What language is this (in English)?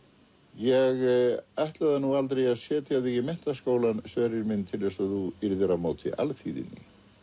Icelandic